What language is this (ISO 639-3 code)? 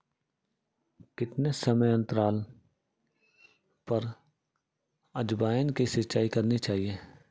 hin